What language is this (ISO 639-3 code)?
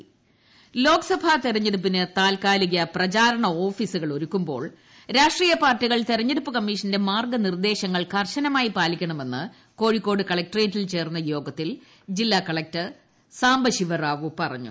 mal